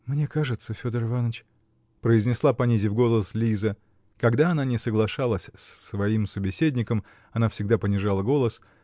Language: Russian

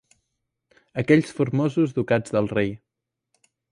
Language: Catalan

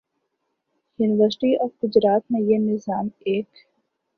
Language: Urdu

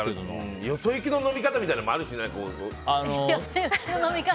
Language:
Japanese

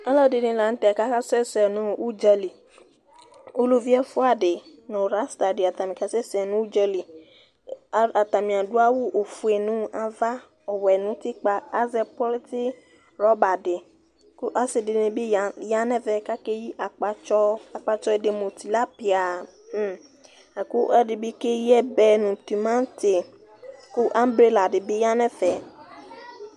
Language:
Ikposo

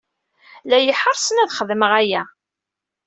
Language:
Kabyle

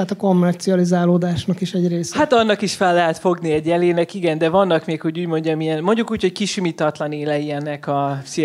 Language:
Hungarian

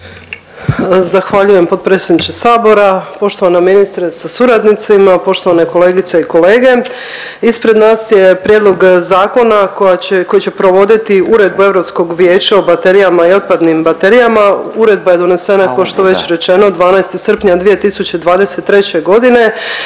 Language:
Croatian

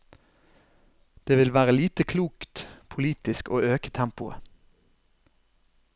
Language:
Norwegian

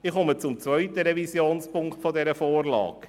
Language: Swiss German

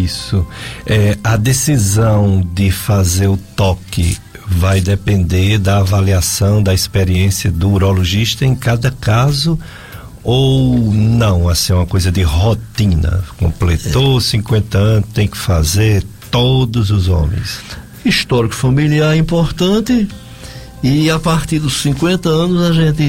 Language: Portuguese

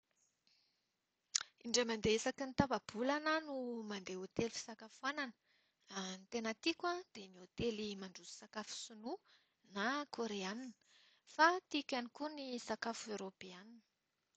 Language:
Malagasy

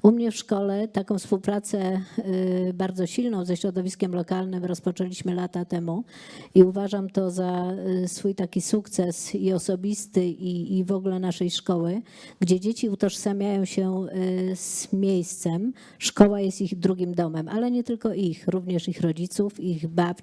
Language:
Polish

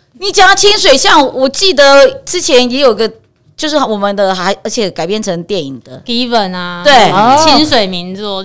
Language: Chinese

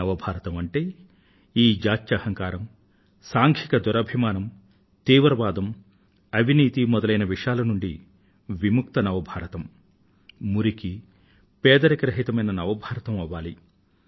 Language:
Telugu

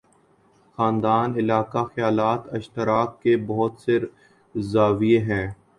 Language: Urdu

